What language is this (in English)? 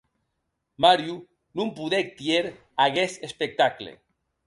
Occitan